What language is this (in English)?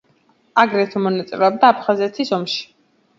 Georgian